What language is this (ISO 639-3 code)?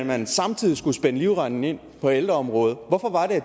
dan